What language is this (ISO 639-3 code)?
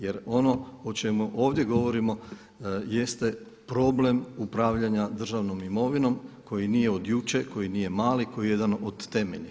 hrv